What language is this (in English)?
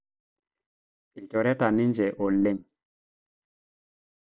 Masai